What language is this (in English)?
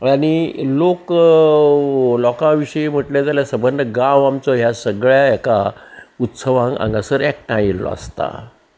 Konkani